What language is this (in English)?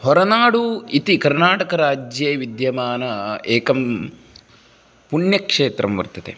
Sanskrit